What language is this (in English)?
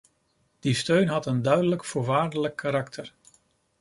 Dutch